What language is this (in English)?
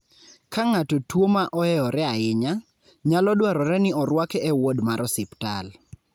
Luo (Kenya and Tanzania)